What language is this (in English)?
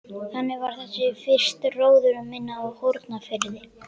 Icelandic